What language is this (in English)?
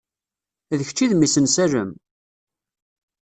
Kabyle